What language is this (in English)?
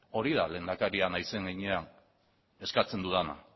Basque